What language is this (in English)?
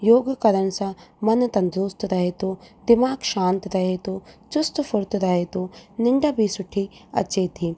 Sindhi